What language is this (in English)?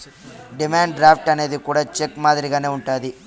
Telugu